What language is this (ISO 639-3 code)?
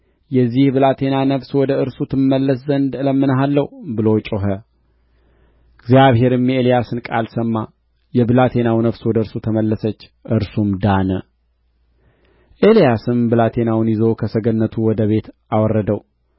amh